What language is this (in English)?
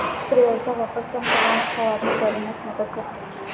Marathi